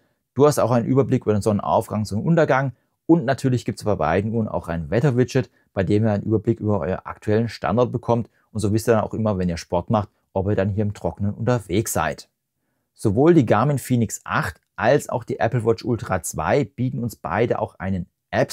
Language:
German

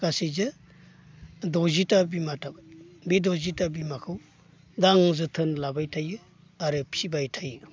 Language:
Bodo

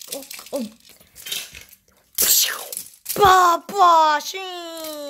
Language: Korean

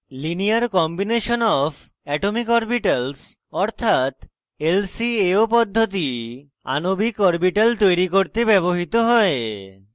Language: Bangla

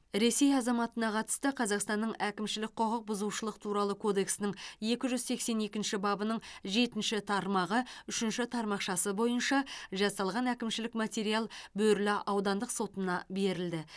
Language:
Kazakh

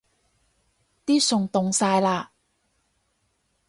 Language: Cantonese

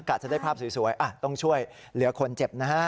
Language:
Thai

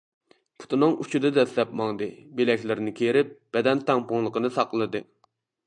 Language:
Uyghur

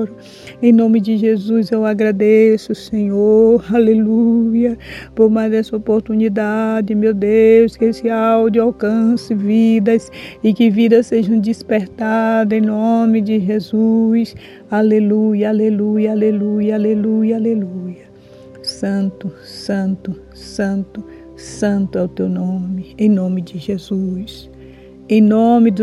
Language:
Portuguese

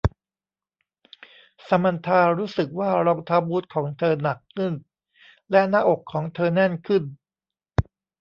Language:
Thai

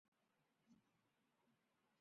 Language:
Chinese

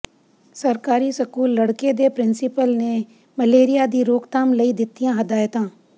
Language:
Punjabi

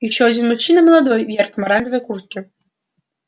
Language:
Russian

